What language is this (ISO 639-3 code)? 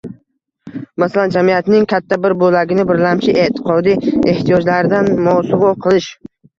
uzb